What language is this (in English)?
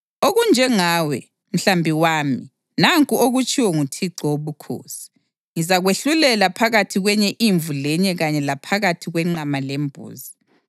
North Ndebele